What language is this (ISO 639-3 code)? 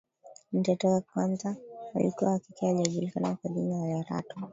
swa